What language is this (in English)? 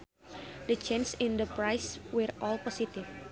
Sundanese